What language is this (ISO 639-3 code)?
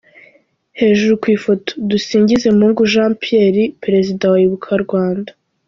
kin